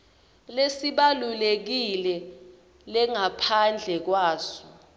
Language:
Swati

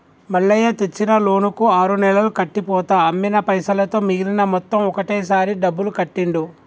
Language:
Telugu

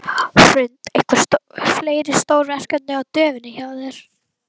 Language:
Icelandic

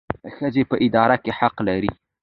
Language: Pashto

